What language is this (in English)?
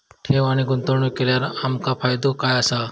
Marathi